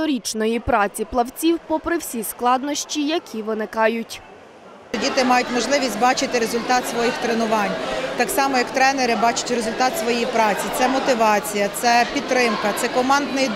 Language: Ukrainian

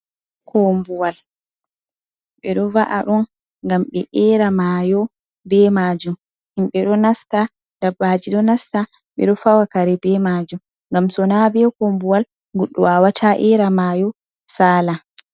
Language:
Fula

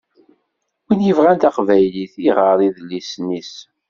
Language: Kabyle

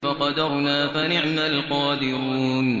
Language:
Arabic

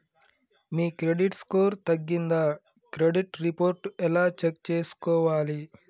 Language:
Telugu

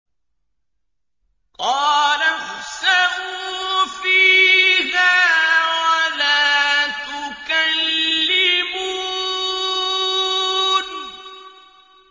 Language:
Arabic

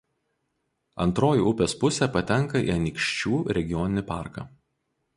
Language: Lithuanian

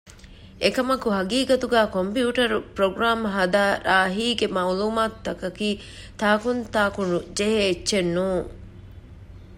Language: Divehi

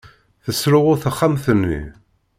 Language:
Kabyle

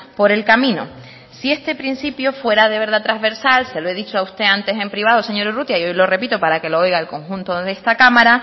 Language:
Spanish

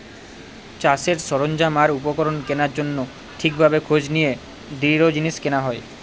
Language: Bangla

